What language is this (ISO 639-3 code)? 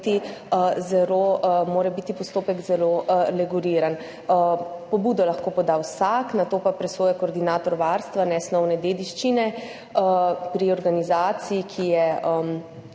slv